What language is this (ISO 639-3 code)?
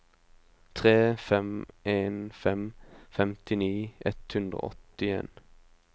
nor